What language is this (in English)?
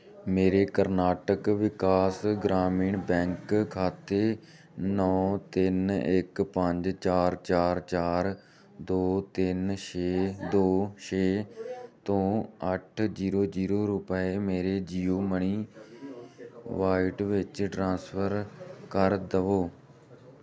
Punjabi